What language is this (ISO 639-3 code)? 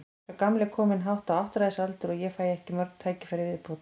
isl